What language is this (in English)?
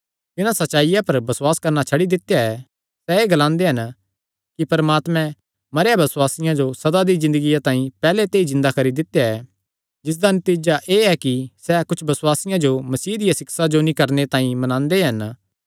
Kangri